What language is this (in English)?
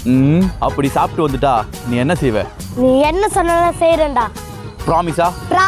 Thai